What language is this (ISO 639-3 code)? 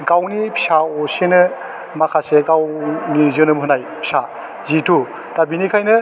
brx